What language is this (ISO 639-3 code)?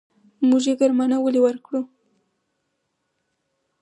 pus